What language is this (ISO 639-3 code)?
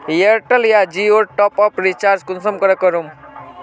mag